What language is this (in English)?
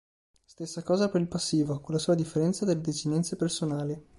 Italian